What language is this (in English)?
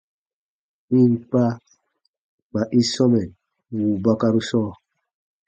Baatonum